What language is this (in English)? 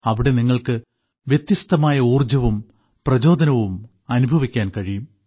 Malayalam